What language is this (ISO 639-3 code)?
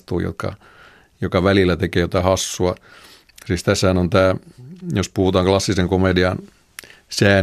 fin